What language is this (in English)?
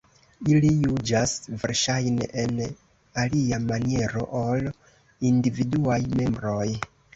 Esperanto